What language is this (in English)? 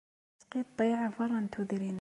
Kabyle